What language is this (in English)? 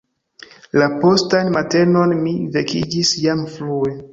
Esperanto